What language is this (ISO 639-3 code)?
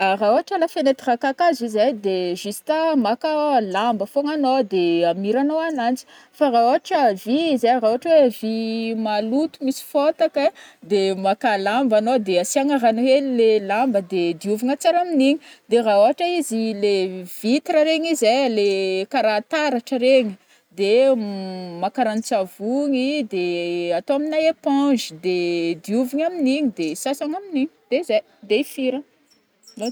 bmm